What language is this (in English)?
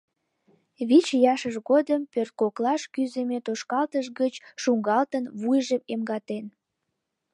Mari